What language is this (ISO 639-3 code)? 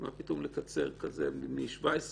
heb